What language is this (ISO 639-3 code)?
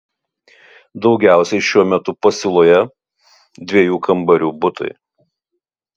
lit